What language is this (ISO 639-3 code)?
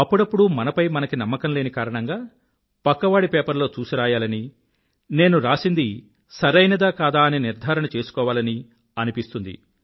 tel